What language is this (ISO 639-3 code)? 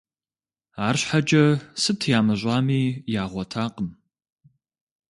kbd